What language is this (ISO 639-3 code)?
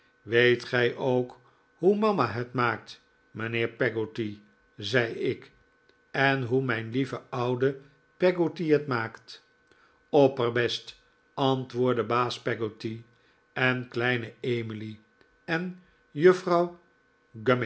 nld